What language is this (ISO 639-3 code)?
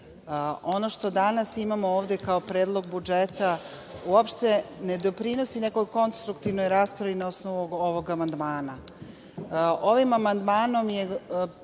srp